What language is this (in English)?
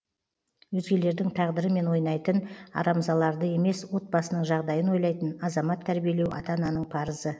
Kazakh